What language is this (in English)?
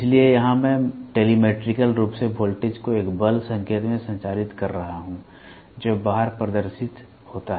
Hindi